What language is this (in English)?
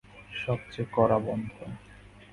Bangla